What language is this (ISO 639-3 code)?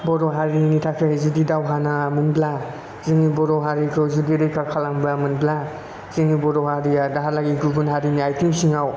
brx